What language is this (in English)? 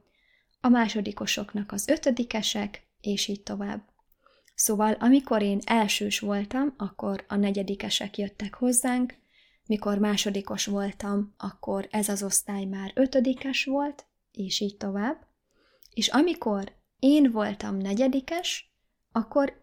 Hungarian